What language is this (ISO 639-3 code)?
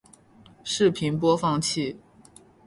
zho